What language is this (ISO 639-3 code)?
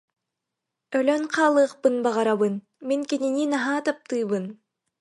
sah